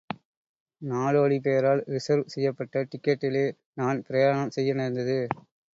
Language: Tamil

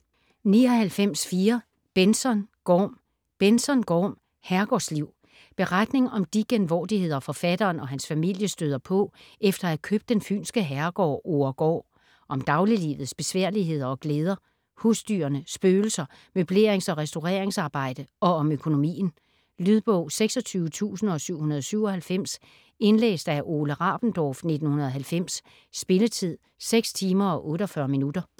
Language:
Danish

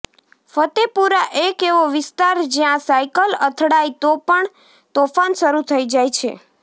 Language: Gujarati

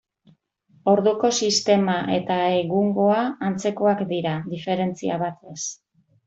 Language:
Basque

